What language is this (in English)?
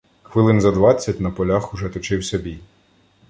Ukrainian